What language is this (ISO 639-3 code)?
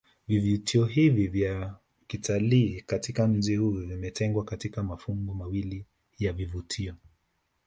swa